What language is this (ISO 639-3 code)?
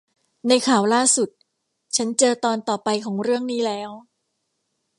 tha